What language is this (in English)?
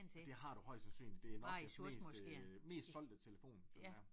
Danish